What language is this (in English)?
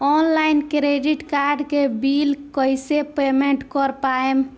Bhojpuri